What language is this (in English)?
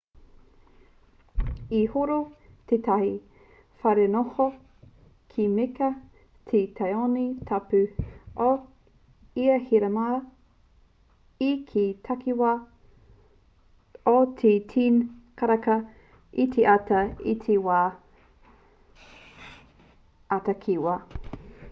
Māori